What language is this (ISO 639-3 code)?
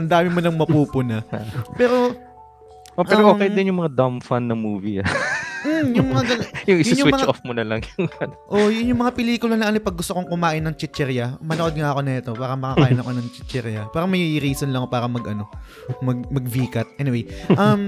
fil